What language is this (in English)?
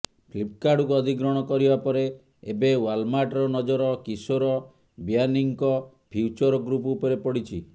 Odia